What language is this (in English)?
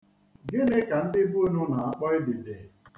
Igbo